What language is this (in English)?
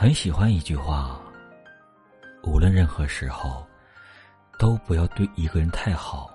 Chinese